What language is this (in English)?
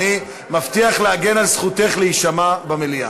Hebrew